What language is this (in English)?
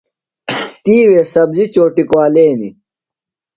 Phalura